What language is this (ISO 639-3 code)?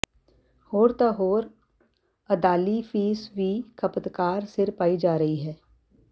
pan